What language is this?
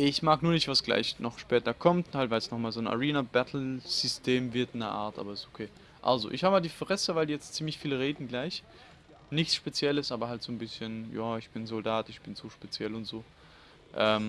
German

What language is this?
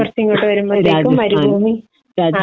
Malayalam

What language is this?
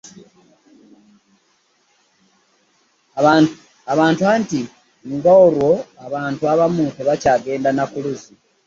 Ganda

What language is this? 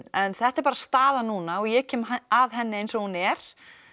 Icelandic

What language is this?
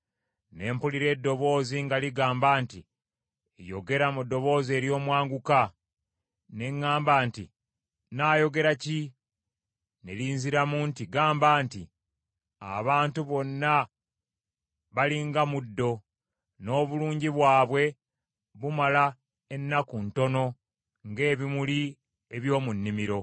Ganda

